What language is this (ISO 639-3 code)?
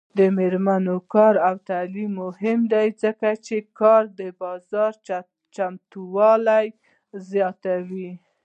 pus